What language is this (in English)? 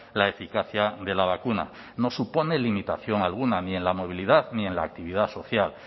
Spanish